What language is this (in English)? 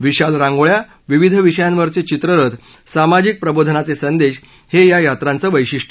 Marathi